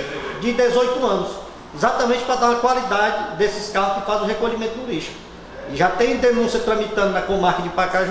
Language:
Portuguese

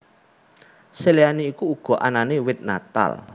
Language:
Javanese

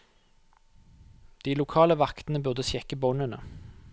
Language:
Norwegian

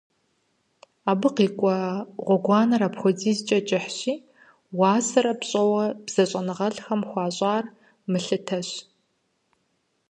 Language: Kabardian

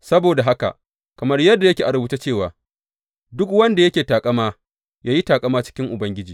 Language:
Hausa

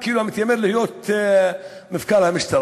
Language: Hebrew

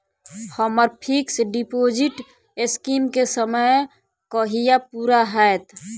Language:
Maithili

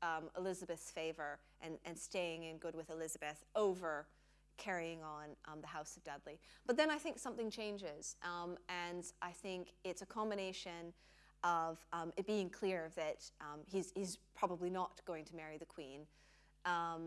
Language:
English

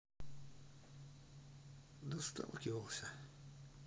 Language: Russian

